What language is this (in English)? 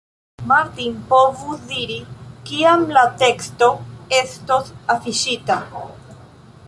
Esperanto